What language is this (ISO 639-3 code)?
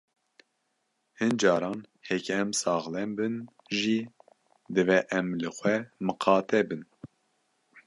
kur